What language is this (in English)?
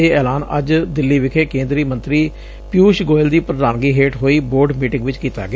Punjabi